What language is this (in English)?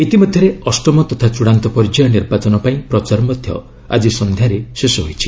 Odia